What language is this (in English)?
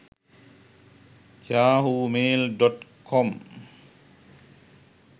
Sinhala